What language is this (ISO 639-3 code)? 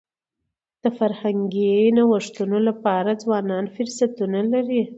pus